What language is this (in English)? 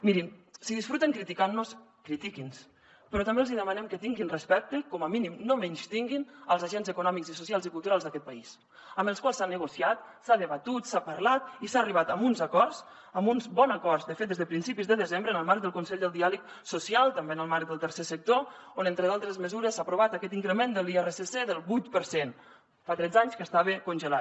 Catalan